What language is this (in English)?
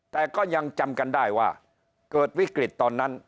Thai